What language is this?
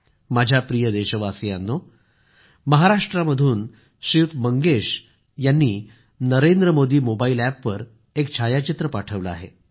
Marathi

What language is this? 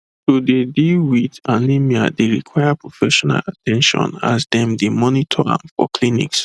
Nigerian Pidgin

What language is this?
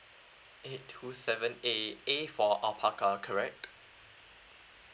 English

